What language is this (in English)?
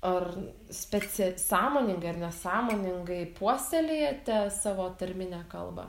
Lithuanian